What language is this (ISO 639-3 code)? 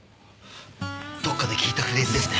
jpn